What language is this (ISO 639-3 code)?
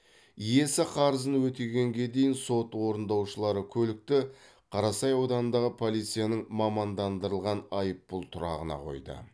kaz